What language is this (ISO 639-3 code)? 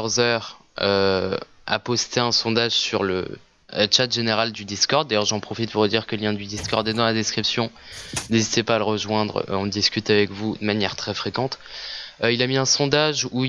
fra